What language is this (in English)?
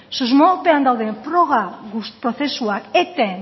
Basque